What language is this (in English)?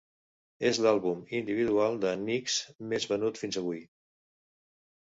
Catalan